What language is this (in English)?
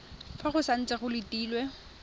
Tswana